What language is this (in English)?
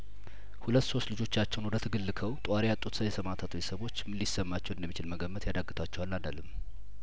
Amharic